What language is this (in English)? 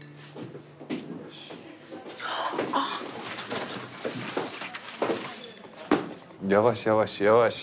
Turkish